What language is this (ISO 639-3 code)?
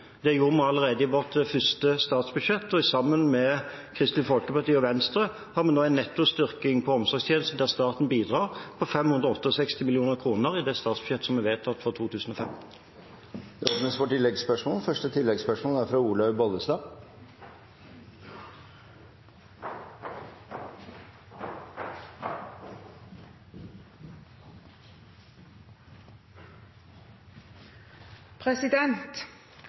nob